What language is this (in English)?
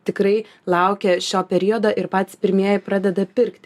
Lithuanian